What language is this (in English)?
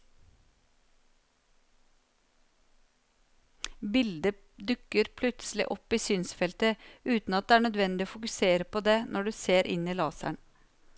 Norwegian